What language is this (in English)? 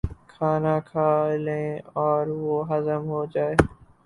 Urdu